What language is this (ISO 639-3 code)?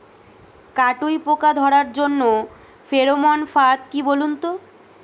ben